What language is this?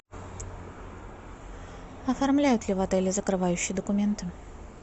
Russian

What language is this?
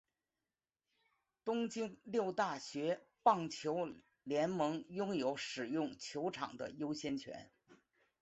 Chinese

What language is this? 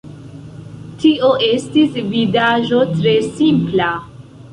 Esperanto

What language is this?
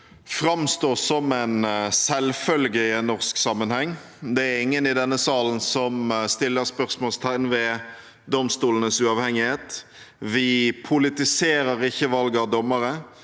Norwegian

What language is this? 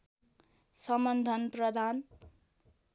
Nepali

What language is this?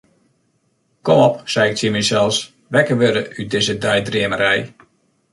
Western Frisian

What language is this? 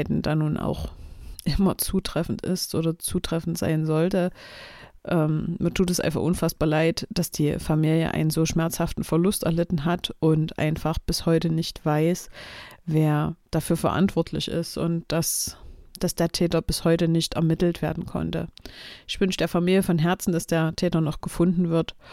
German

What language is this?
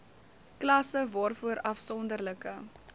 Afrikaans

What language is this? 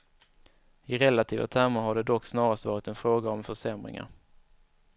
Swedish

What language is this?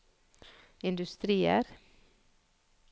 Norwegian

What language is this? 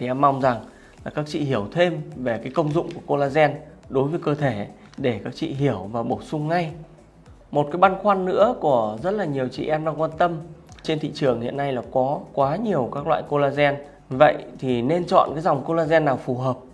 Vietnamese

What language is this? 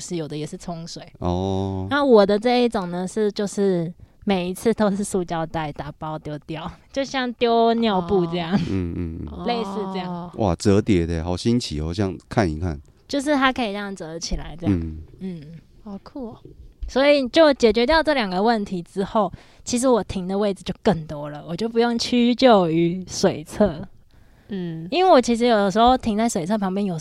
Chinese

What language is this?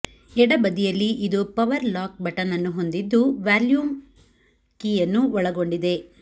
Kannada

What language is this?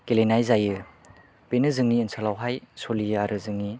Bodo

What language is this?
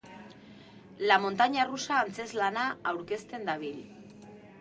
Basque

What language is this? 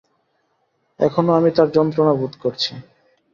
Bangla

